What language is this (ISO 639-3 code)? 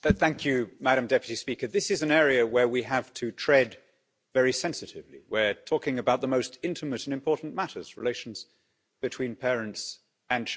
eng